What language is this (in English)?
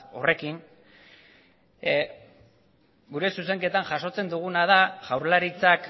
Basque